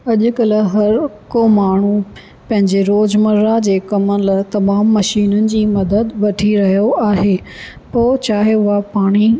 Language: Sindhi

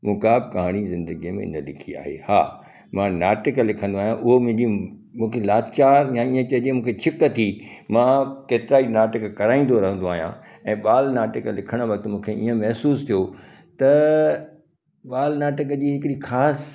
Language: Sindhi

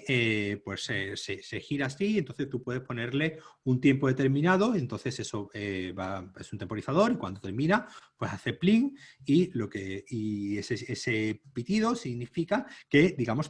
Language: Spanish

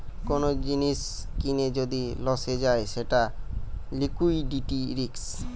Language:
Bangla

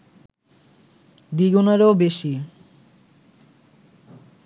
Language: Bangla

